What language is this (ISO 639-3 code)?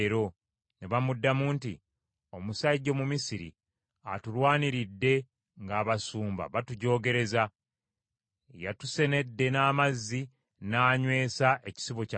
lug